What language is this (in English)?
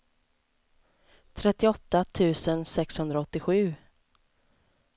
Swedish